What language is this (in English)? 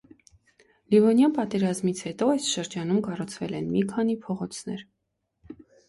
Armenian